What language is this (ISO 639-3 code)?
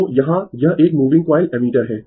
hin